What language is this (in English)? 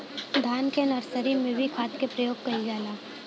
Bhojpuri